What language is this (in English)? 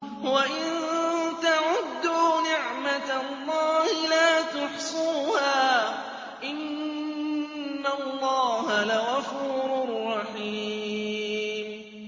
Arabic